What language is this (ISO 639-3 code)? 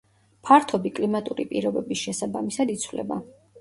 kat